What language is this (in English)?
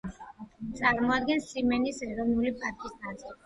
Georgian